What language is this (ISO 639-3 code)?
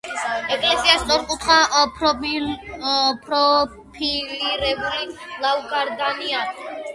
kat